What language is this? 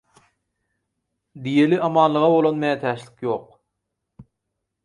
Turkmen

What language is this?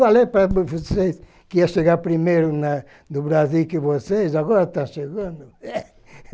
Portuguese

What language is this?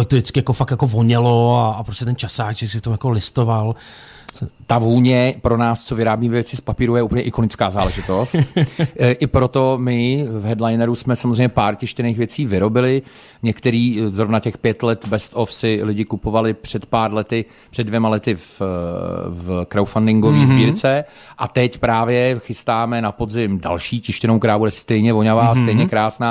Czech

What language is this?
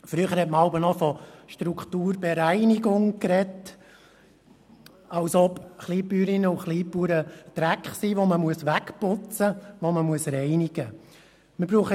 Swiss German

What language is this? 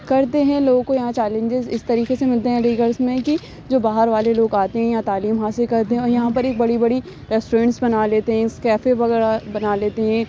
Urdu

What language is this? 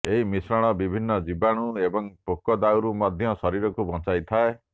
Odia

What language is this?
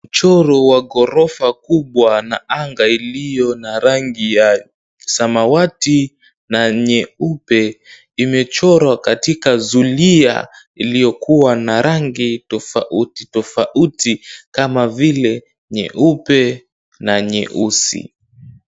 Swahili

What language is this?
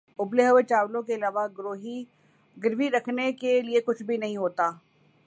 Urdu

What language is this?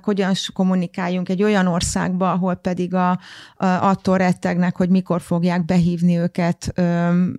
Hungarian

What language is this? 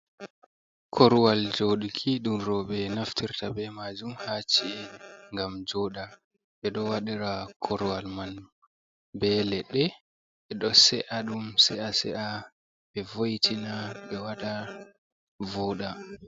Fula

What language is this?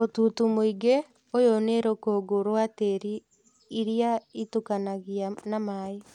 Kikuyu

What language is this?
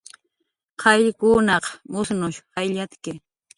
Jaqaru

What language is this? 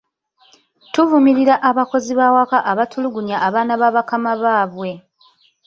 Ganda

